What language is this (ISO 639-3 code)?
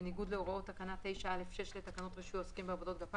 heb